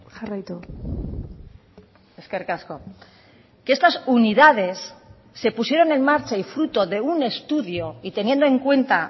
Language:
Spanish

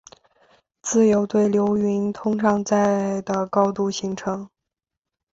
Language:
Chinese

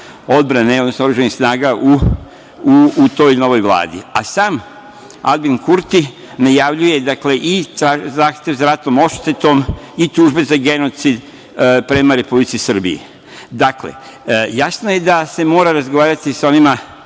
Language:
Serbian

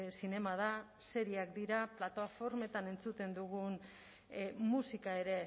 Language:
Basque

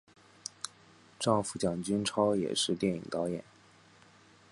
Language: Chinese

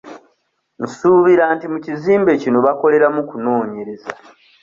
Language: Ganda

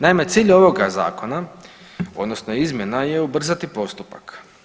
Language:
Croatian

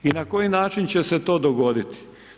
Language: Croatian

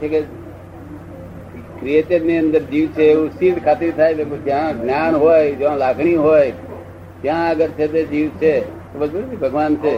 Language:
Gujarati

